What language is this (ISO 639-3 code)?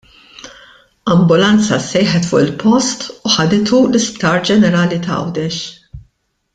mlt